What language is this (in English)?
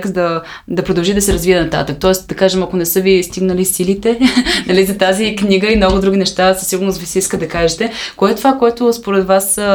Bulgarian